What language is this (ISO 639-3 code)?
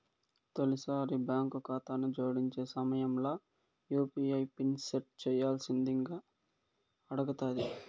tel